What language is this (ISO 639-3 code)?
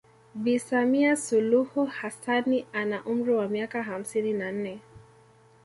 swa